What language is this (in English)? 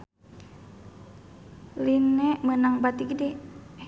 Sundanese